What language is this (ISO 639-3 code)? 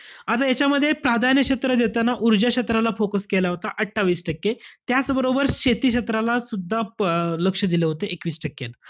mar